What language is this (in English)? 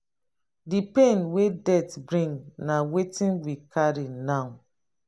Nigerian Pidgin